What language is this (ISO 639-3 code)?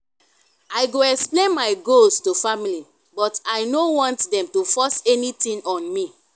pcm